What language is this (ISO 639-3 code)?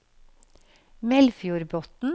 nor